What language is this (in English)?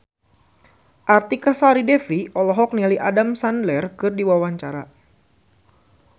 Sundanese